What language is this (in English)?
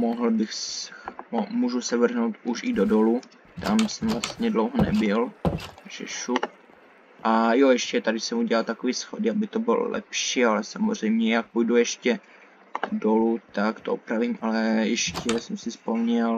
Czech